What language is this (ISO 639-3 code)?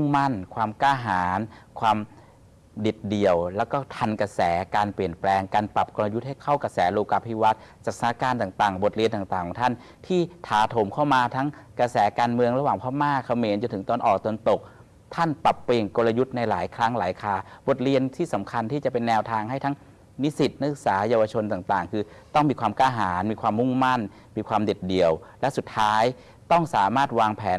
tha